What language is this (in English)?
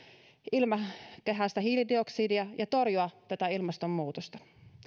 Finnish